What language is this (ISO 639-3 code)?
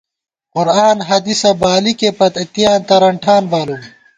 gwt